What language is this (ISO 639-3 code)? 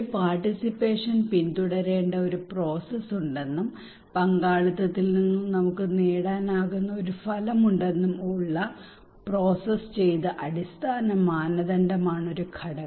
mal